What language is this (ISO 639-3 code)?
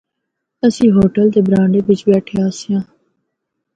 hno